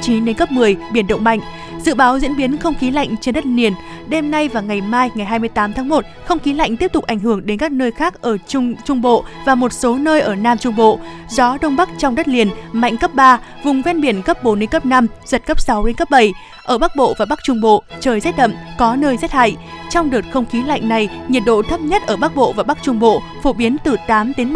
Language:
Vietnamese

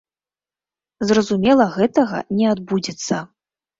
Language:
Belarusian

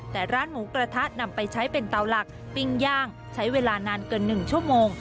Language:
Thai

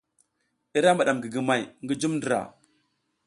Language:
South Giziga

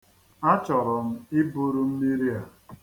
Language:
Igbo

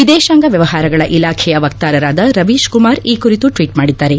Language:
Kannada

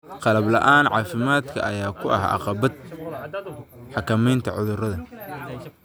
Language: Somali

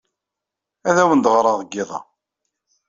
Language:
Kabyle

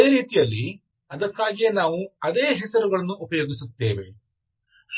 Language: Kannada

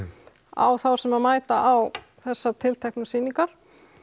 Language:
Icelandic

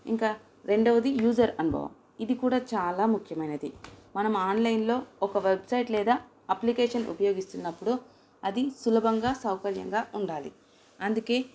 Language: Telugu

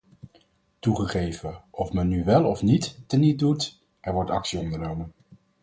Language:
Dutch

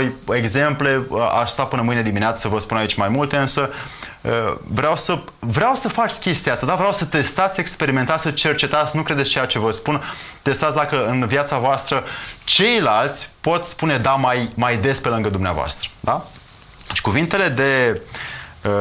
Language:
Romanian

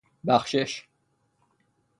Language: Persian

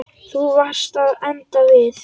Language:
Icelandic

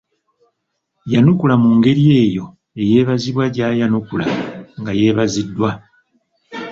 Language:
Ganda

